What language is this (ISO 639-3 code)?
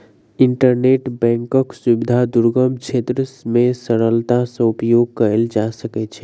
mai